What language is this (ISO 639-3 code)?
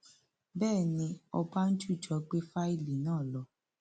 yor